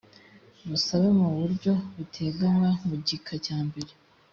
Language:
Kinyarwanda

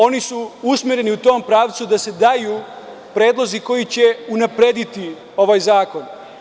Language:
Serbian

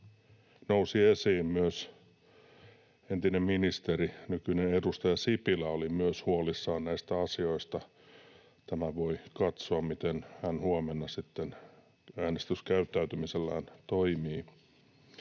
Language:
Finnish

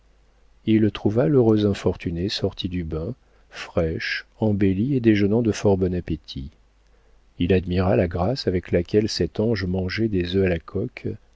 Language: French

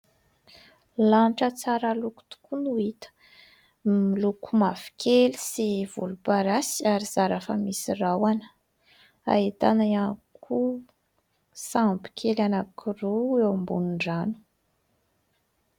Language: Malagasy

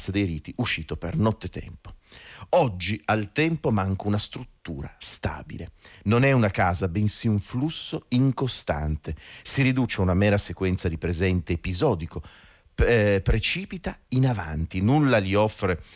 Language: Italian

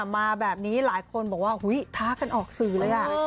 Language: Thai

